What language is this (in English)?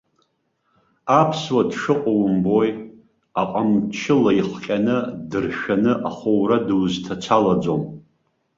Abkhazian